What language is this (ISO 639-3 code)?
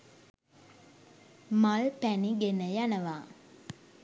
sin